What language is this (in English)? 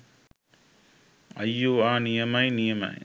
Sinhala